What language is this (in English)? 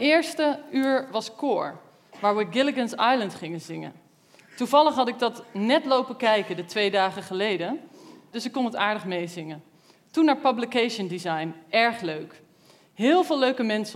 Dutch